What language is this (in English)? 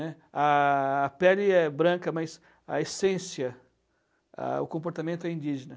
Portuguese